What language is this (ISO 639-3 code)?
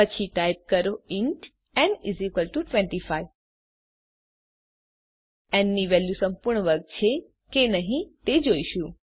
guj